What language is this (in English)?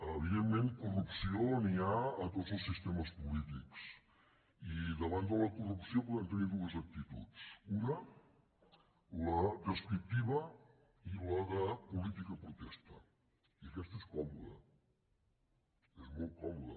Catalan